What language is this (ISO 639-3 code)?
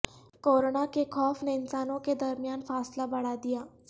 urd